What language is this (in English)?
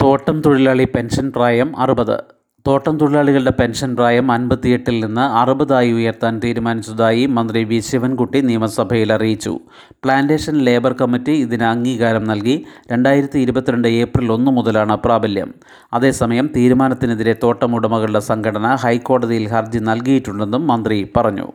Malayalam